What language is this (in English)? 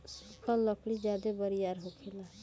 Bhojpuri